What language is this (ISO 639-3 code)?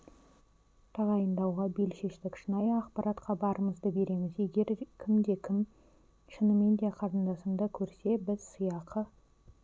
kaz